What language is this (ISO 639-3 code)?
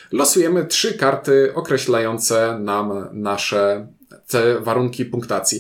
pol